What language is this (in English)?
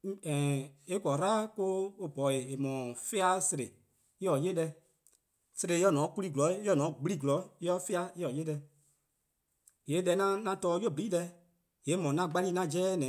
Eastern Krahn